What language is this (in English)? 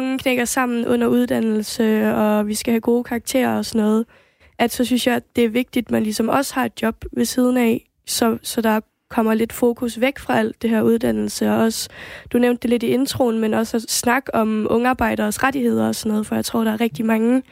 Danish